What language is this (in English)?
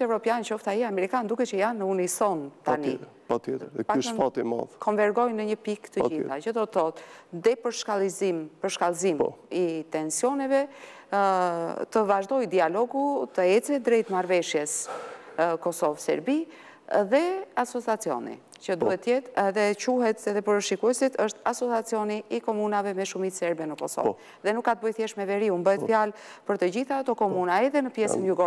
Romanian